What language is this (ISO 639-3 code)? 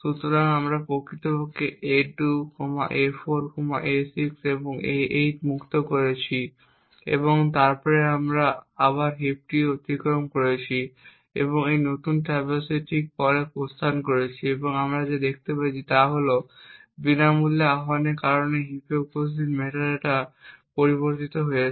ben